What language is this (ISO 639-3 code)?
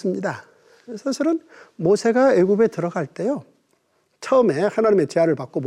kor